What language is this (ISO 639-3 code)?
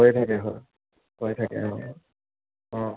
asm